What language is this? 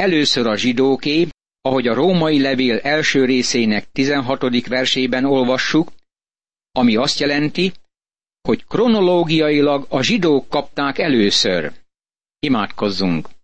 Hungarian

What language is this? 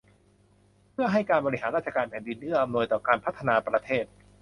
Thai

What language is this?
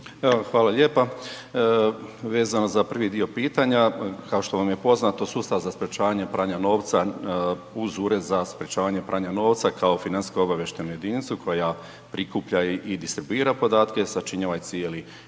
Croatian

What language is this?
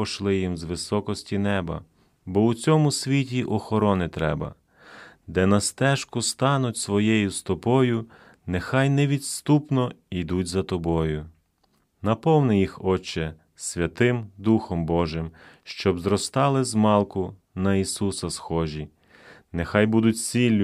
Ukrainian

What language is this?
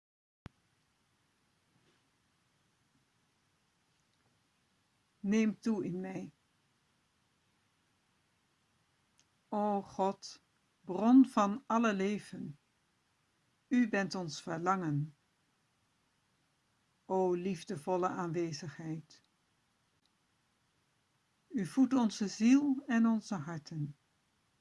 Dutch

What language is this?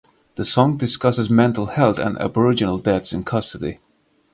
English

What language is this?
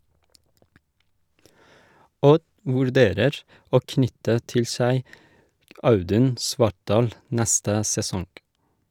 Norwegian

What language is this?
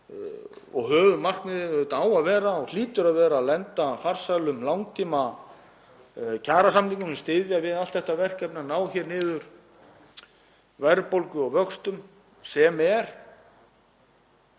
Icelandic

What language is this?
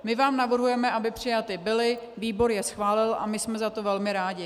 Czech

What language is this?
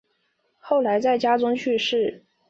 Chinese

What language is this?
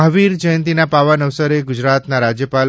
Gujarati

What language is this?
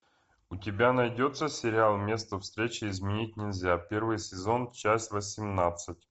Russian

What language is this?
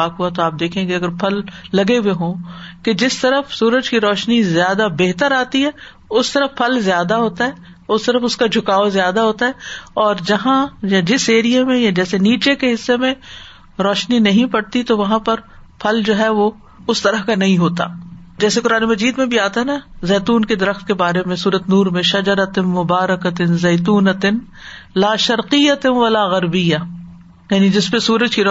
Urdu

